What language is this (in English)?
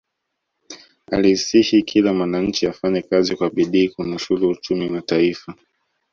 Swahili